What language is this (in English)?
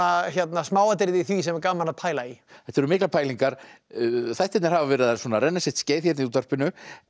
Icelandic